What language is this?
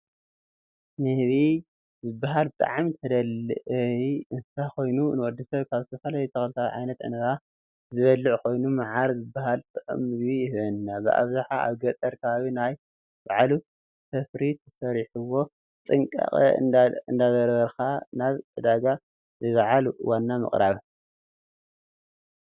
Tigrinya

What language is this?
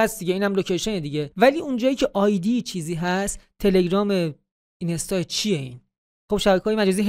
Persian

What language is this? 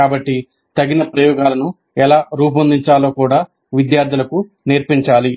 Telugu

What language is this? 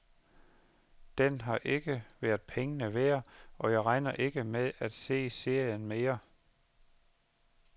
Danish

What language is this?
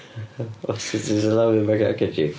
Welsh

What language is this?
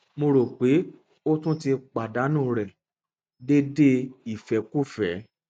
Yoruba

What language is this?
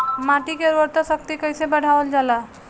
Bhojpuri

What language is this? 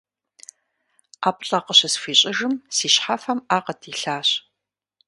Kabardian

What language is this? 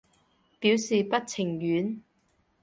Cantonese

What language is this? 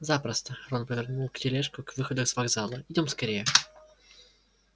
Russian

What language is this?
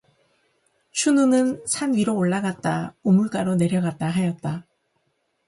Korean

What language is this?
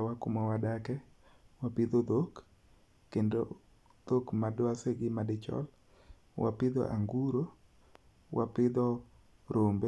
Luo (Kenya and Tanzania)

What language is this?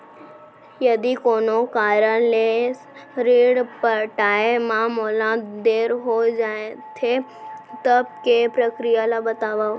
Chhattisgarhi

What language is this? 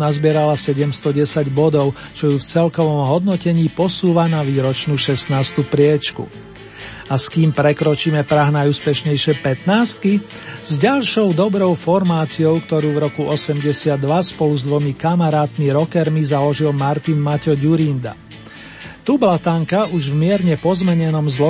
Slovak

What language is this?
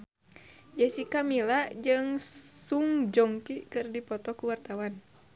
Sundanese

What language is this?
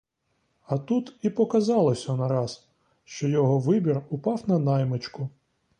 Ukrainian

